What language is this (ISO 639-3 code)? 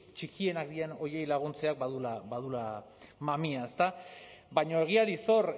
eus